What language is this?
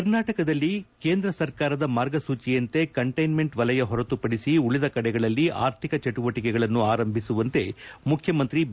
Kannada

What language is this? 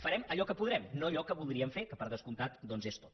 Catalan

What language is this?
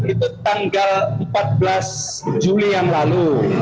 Indonesian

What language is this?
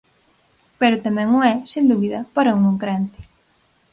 Galician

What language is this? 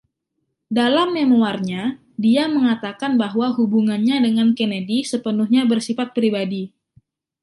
Indonesian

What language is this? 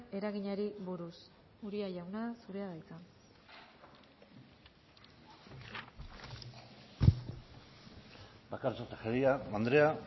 Basque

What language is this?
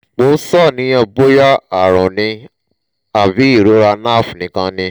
Yoruba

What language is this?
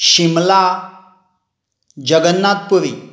Konkani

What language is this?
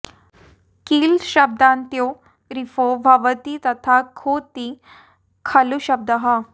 Sanskrit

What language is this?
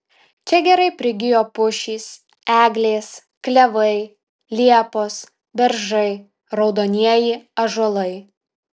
Lithuanian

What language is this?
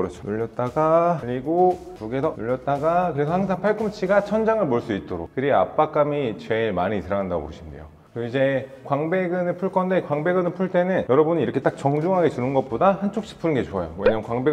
Korean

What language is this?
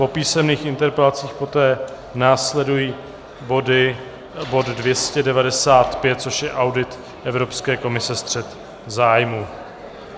Czech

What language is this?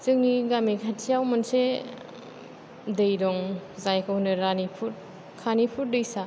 Bodo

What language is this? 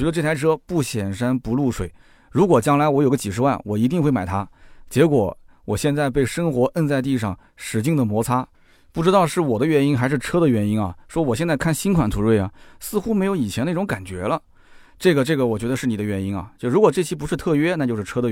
Chinese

